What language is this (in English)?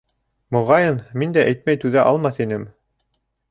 Bashkir